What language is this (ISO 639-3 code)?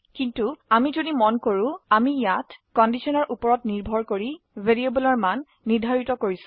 asm